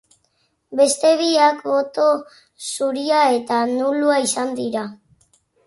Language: Basque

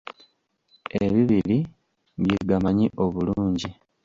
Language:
Ganda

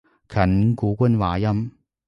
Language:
Cantonese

